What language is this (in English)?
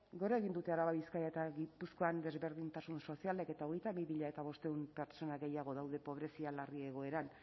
Basque